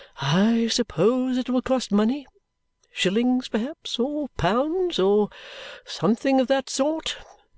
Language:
English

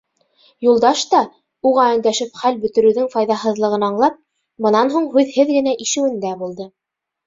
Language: Bashkir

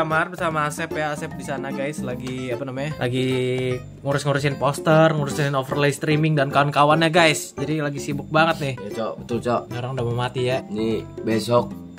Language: Indonesian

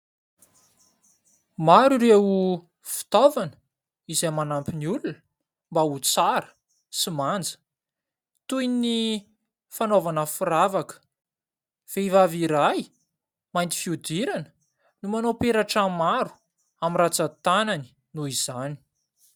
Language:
Malagasy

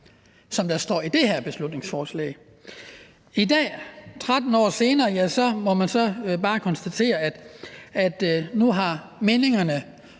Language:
Danish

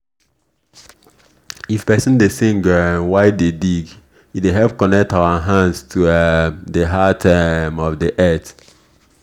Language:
Nigerian Pidgin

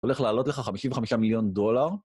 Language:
Hebrew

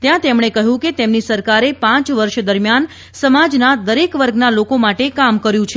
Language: Gujarati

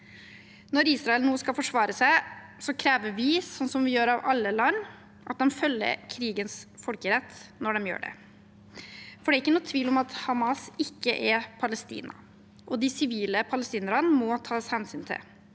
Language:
Norwegian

